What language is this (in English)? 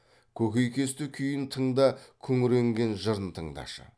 Kazakh